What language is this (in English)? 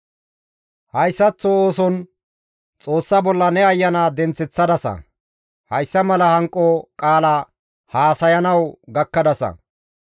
Gamo